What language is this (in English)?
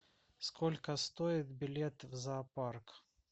Russian